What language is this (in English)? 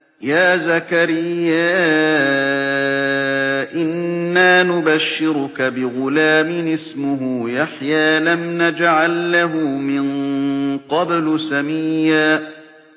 Arabic